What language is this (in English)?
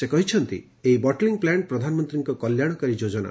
Odia